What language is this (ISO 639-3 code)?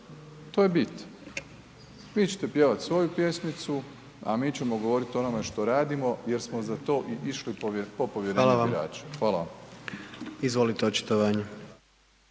hrv